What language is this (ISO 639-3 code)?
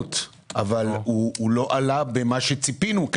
heb